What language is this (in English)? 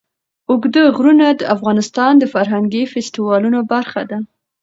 Pashto